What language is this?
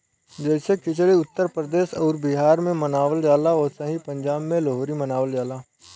Bhojpuri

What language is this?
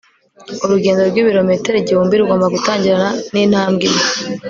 Kinyarwanda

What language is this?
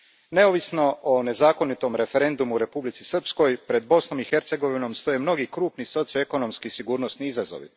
Croatian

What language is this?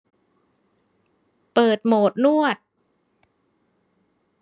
Thai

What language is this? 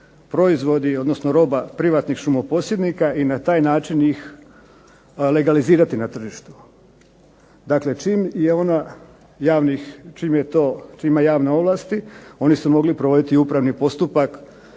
Croatian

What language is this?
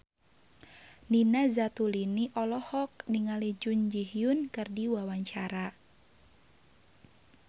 Sundanese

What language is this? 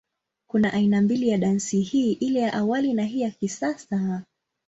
Swahili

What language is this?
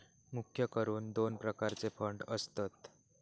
Marathi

